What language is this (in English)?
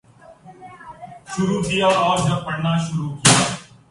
Urdu